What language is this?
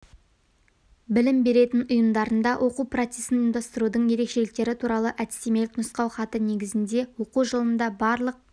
Kazakh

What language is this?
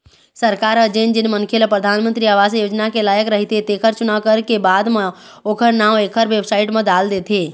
Chhattisgarhi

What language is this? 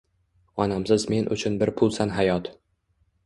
Uzbek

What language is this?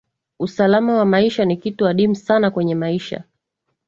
Swahili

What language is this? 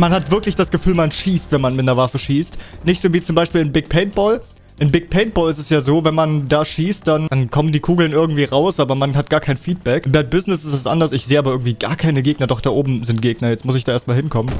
German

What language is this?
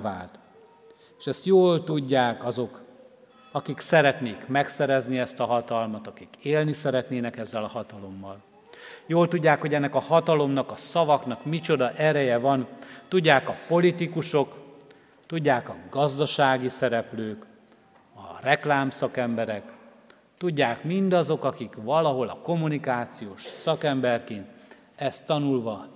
Hungarian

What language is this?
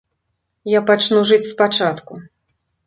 Belarusian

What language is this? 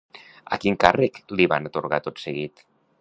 Catalan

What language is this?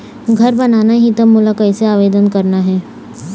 Chhattisgarhi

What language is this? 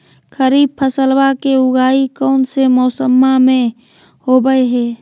Magahi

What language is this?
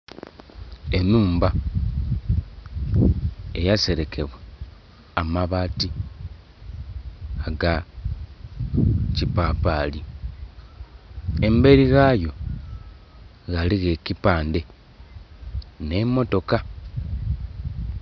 Soga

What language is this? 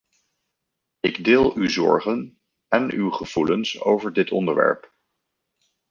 Dutch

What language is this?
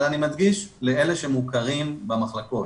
Hebrew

